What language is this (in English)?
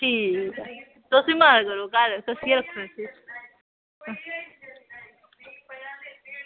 Dogri